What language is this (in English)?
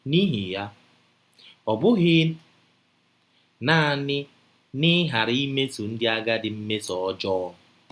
Igbo